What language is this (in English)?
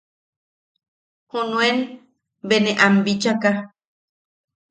Yaqui